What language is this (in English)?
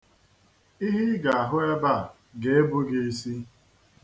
Igbo